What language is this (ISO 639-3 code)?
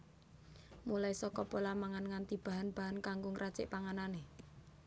jav